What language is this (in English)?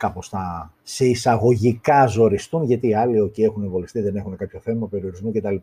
Greek